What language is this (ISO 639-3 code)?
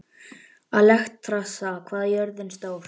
isl